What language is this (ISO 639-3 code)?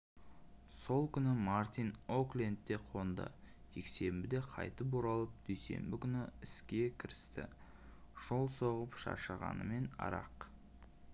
kaz